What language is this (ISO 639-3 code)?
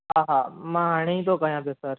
snd